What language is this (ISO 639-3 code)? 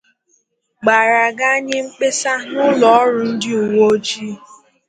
ibo